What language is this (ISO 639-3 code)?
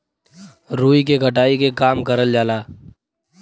bho